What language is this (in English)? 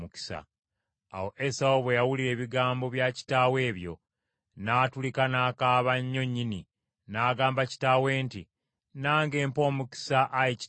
Ganda